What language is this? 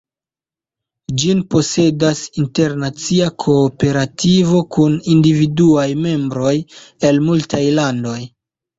Esperanto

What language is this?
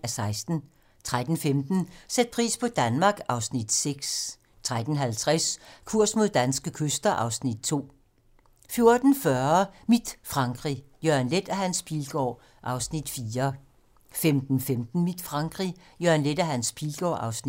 Danish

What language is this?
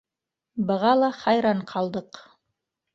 Bashkir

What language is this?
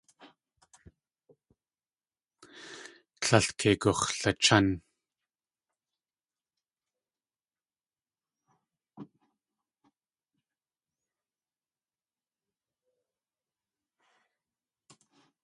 Tlingit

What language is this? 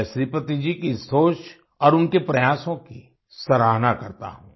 Hindi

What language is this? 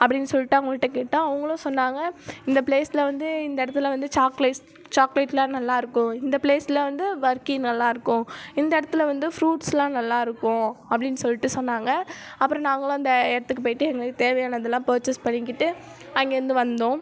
Tamil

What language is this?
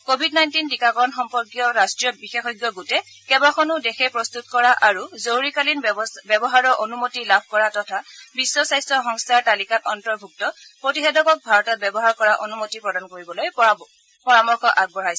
Assamese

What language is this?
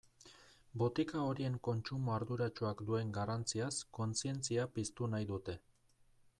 Basque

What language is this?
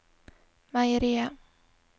Norwegian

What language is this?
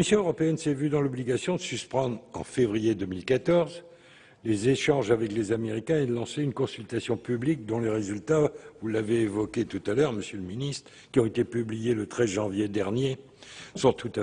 French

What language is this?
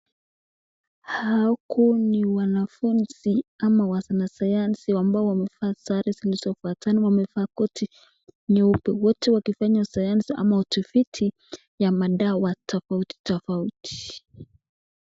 Swahili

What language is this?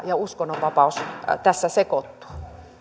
Finnish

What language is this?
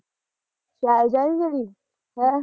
Punjabi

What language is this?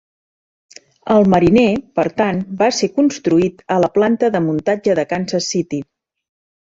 Catalan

